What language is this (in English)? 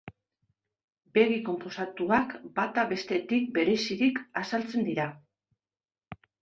Basque